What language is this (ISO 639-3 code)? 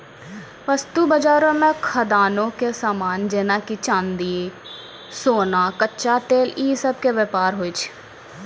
mai